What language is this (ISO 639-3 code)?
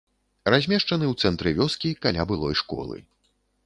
bel